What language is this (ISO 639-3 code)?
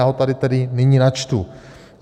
ces